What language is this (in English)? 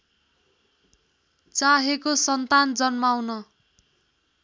Nepali